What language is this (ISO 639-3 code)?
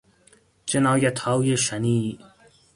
fas